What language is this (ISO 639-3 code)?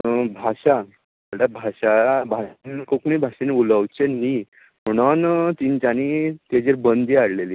kok